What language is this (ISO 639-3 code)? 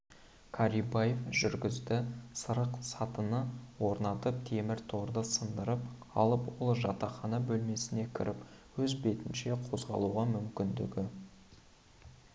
kaz